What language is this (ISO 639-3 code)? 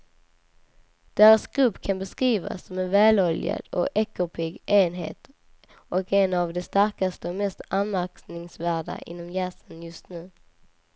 swe